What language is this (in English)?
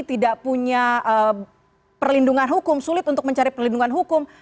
Indonesian